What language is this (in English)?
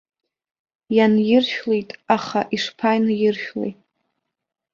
Abkhazian